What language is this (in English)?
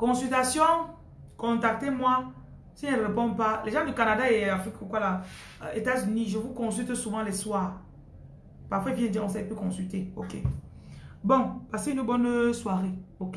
French